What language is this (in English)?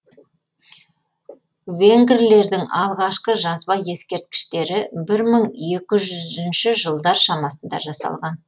Kazakh